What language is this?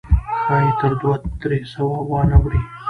Pashto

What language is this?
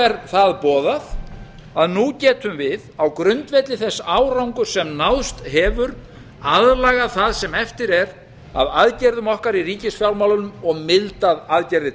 Icelandic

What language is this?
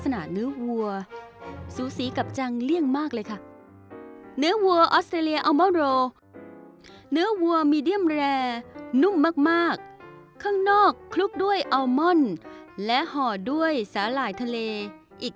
Thai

